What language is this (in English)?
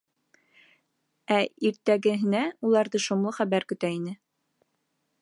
Bashkir